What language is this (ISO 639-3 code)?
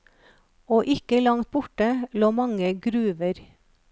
nor